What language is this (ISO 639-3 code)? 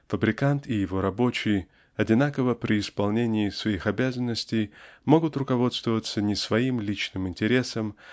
rus